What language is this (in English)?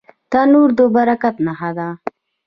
Pashto